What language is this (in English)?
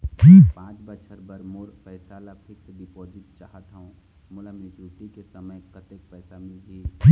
Chhattisgarhi